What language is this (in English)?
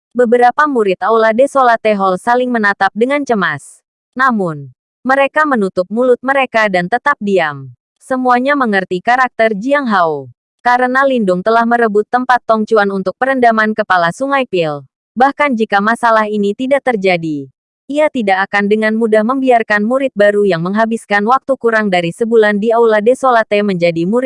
Indonesian